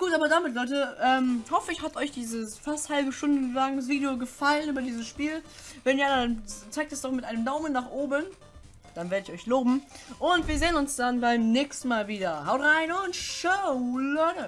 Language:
German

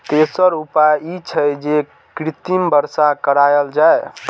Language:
Maithili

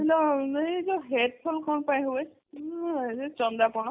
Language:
Odia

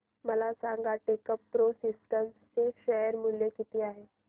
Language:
Marathi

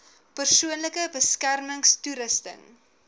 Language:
Afrikaans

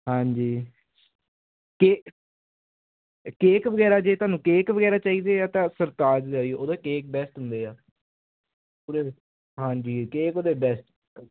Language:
Punjabi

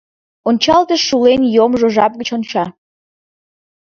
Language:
Mari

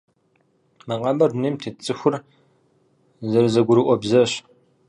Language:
Kabardian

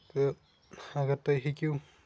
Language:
Kashmiri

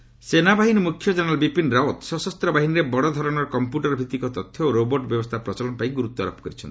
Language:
Odia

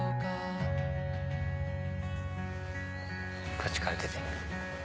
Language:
Japanese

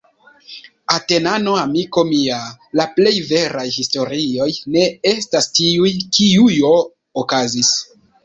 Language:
Esperanto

